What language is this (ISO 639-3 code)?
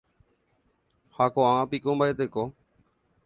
grn